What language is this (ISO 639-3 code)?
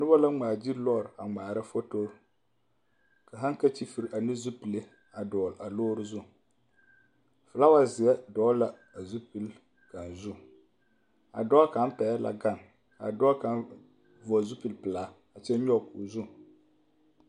dga